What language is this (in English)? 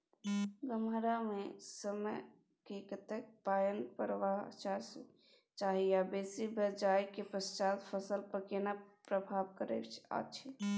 Maithili